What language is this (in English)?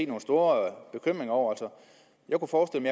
Danish